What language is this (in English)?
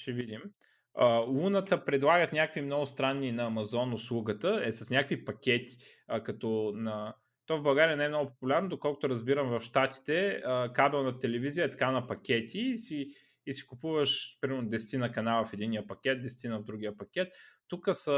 Bulgarian